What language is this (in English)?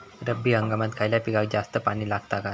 Marathi